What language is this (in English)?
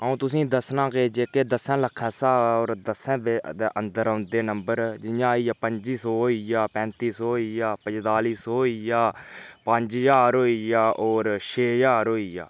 Dogri